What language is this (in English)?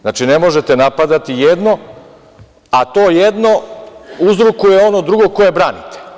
Serbian